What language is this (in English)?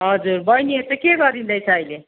Nepali